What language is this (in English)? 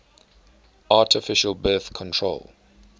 English